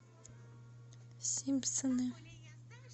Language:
Russian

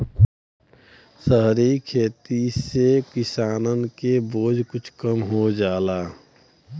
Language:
Bhojpuri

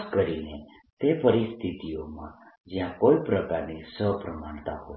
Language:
Gujarati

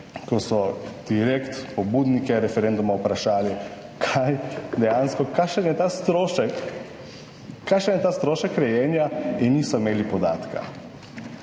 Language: Slovenian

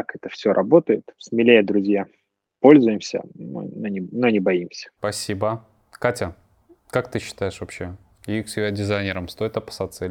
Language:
Russian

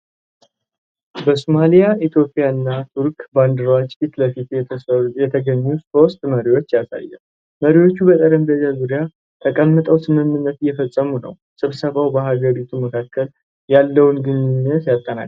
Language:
Amharic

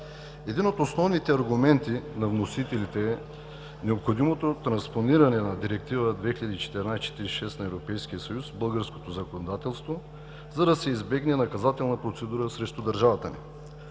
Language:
Bulgarian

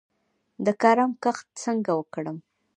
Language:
Pashto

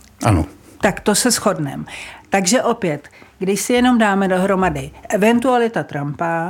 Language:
Czech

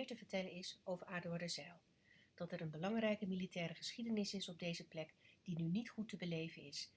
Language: Dutch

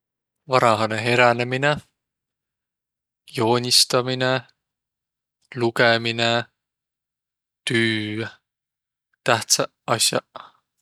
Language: Võro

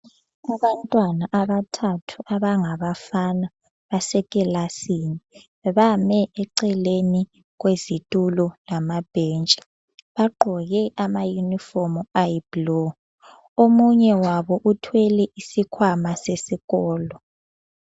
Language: North Ndebele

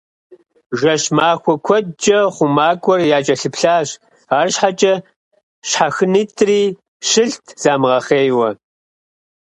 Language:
Kabardian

